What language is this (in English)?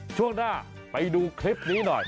Thai